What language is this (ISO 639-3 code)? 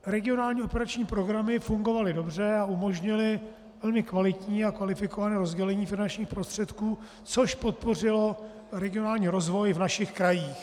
ces